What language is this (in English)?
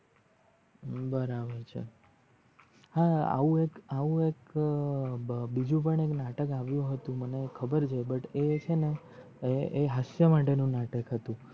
Gujarati